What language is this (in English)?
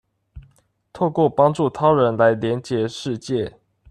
Chinese